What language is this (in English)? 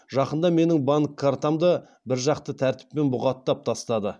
Kazakh